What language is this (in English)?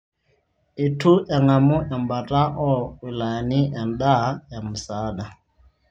Masai